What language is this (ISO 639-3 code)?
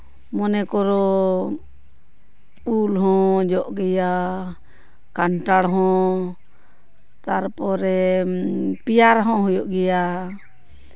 sat